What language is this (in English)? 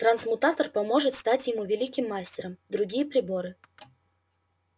Russian